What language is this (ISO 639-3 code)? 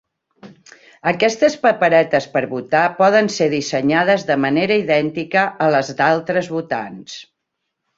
cat